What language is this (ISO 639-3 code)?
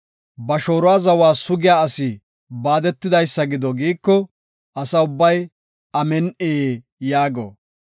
gof